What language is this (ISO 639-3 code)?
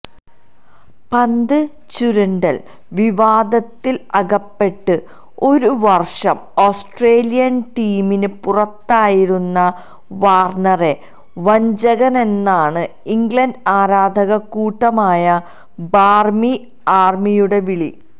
mal